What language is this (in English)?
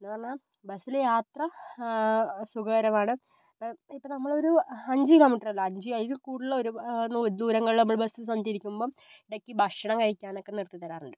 Malayalam